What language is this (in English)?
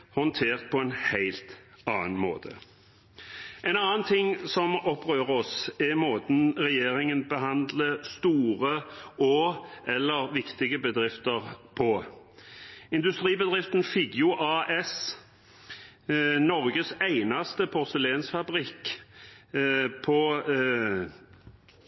Norwegian Bokmål